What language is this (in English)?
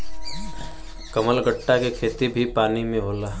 Bhojpuri